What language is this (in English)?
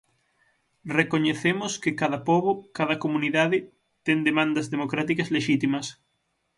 Galician